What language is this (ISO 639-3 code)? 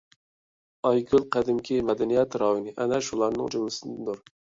uig